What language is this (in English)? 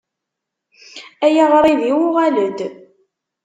Kabyle